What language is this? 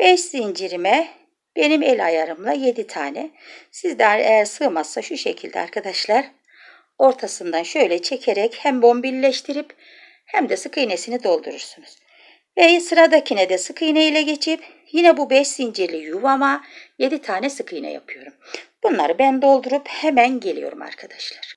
Turkish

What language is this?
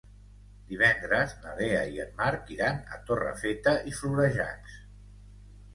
Catalan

